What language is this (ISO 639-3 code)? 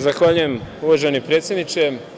srp